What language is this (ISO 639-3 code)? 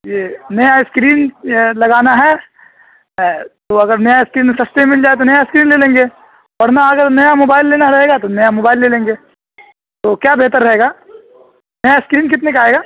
urd